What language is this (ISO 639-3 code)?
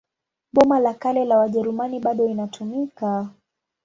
swa